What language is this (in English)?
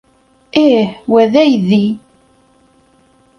Kabyle